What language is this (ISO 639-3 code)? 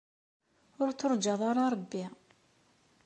kab